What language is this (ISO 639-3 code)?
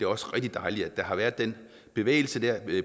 dan